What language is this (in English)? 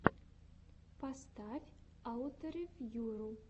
Russian